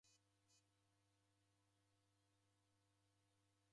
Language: Taita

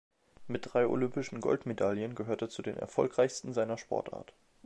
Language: German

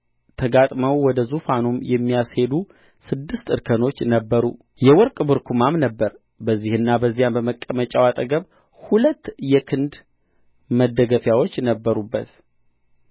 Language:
Amharic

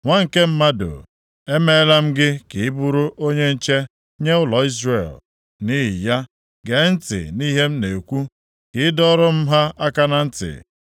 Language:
Igbo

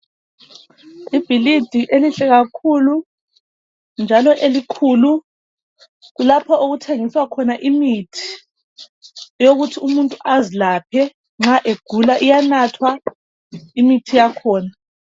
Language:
North Ndebele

